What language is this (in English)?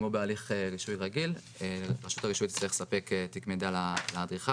Hebrew